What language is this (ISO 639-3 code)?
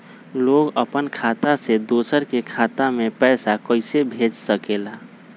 mag